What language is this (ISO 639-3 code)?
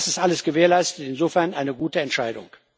deu